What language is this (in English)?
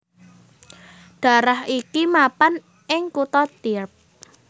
Javanese